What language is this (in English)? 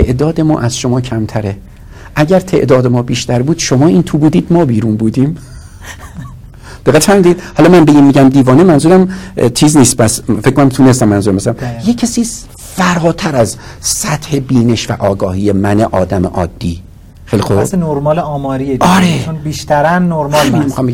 Persian